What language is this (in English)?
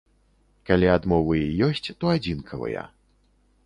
Belarusian